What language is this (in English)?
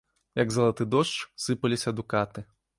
Belarusian